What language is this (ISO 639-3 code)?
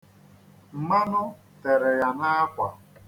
ibo